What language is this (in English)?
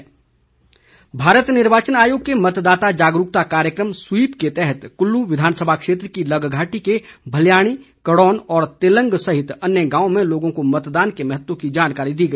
Hindi